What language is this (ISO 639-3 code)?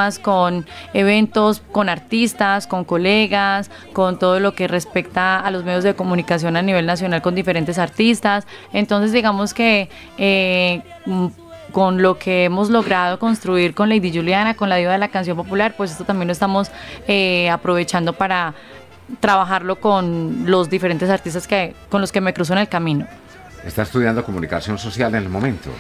spa